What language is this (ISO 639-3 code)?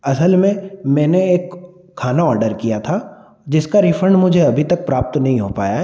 hin